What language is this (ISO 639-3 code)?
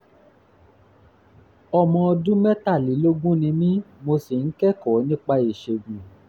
yor